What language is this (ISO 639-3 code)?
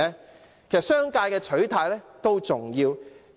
yue